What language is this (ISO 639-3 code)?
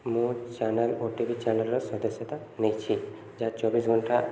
ori